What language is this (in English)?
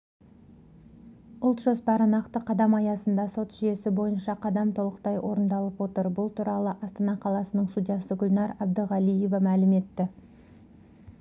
Kazakh